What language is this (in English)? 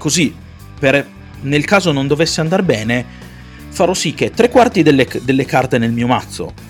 Italian